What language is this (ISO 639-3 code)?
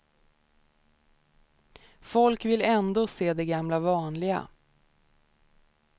swe